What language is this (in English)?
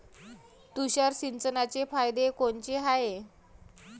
Marathi